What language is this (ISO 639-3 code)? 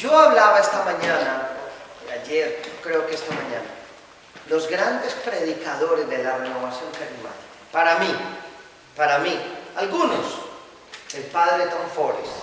spa